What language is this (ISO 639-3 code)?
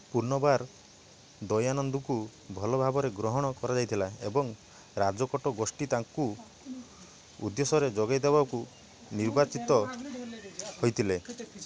ori